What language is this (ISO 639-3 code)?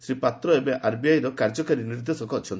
ori